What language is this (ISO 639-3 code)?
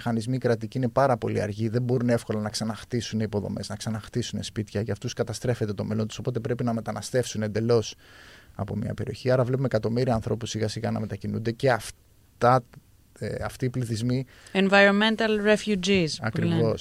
ell